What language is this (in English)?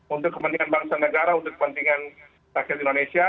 Indonesian